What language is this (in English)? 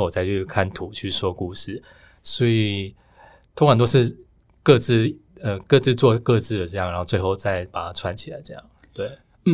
Chinese